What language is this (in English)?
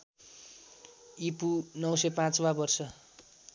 Nepali